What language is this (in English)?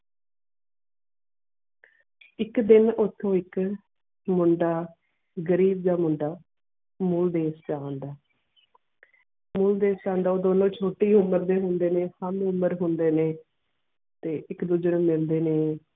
Punjabi